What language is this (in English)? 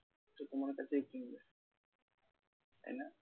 Bangla